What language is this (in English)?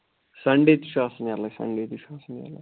Kashmiri